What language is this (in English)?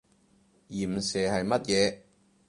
Cantonese